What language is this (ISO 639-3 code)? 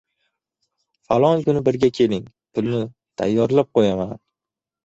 uzb